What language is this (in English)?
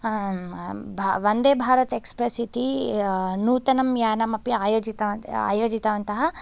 Sanskrit